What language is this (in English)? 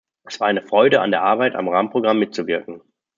German